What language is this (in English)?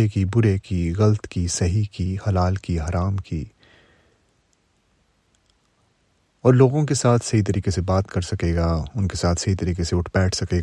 Urdu